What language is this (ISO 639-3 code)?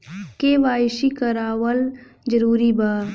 bho